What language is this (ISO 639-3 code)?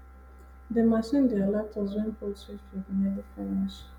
pcm